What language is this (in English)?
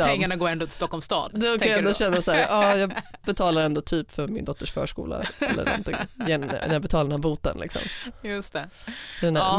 Swedish